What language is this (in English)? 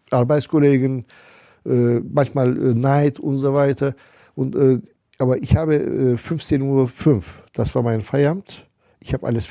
German